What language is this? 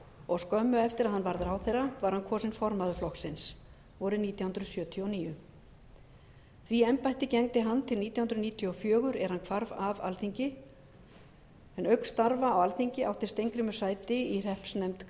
Icelandic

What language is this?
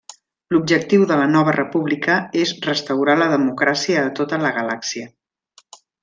Catalan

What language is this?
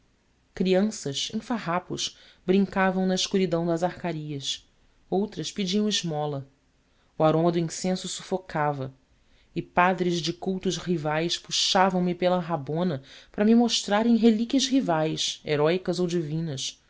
Portuguese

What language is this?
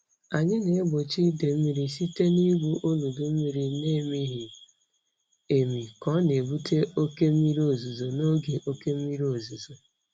Igbo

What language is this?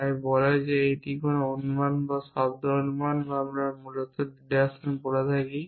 Bangla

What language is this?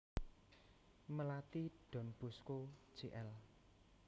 Javanese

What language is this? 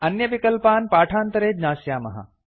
Sanskrit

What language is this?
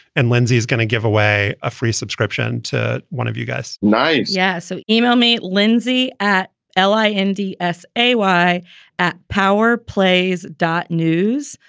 English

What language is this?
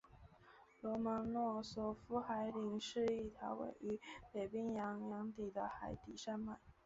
Chinese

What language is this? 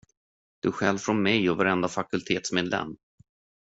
Swedish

